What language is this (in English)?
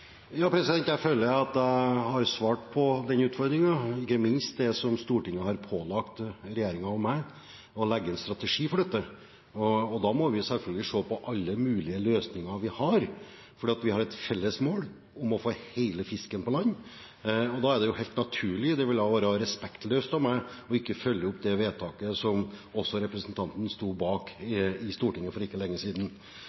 Norwegian